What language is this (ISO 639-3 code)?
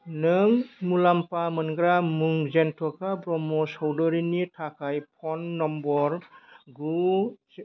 brx